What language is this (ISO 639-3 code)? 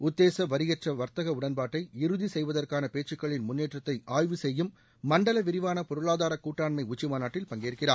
tam